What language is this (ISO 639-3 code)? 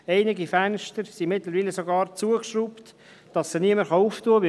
gsw